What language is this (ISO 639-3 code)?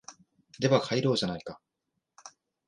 jpn